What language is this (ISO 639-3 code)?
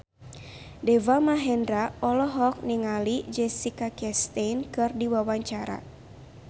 sun